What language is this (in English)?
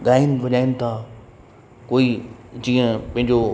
Sindhi